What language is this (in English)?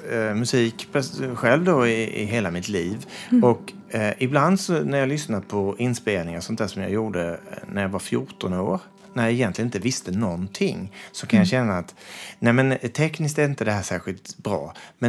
Swedish